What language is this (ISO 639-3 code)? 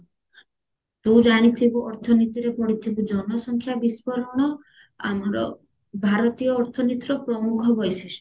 ori